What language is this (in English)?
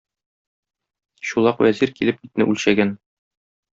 Tatar